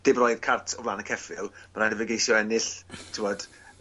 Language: Welsh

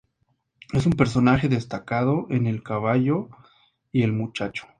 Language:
Spanish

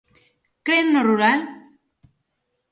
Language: Galician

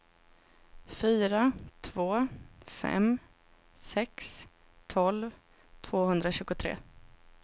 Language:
Swedish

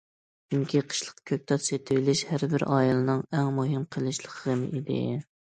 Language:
Uyghur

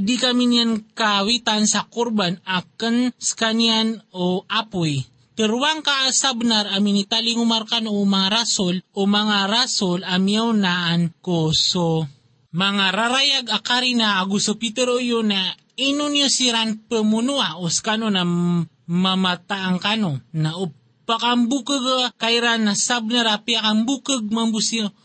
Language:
Filipino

